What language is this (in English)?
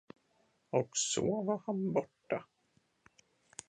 Swedish